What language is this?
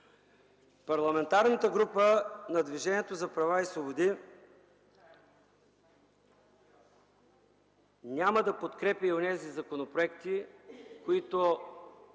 Bulgarian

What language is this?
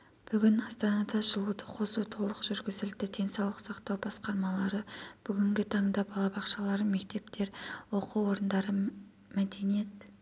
Kazakh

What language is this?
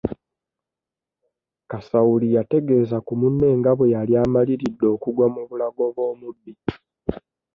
Ganda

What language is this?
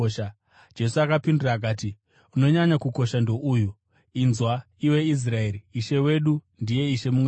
Shona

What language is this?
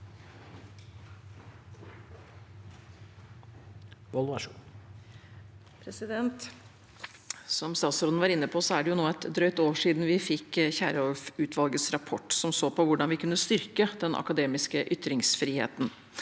Norwegian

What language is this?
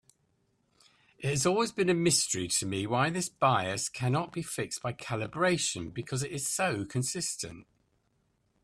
English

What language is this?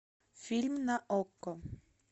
Russian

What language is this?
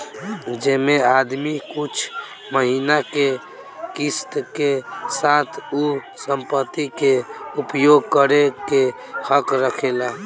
Bhojpuri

